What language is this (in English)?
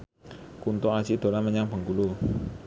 Javanese